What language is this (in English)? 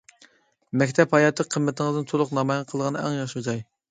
Uyghur